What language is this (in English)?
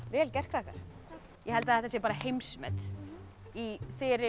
Icelandic